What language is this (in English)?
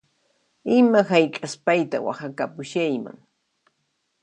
Puno Quechua